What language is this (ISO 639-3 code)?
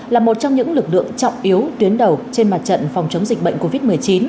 vie